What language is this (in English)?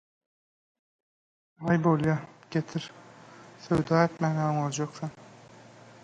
Turkmen